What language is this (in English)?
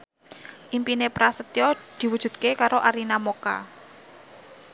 Javanese